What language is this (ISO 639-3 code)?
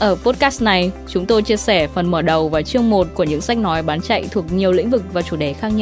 vie